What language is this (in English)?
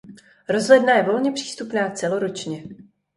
Czech